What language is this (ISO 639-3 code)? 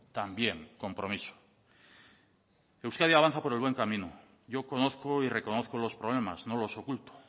spa